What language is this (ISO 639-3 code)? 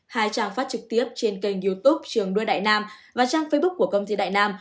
vie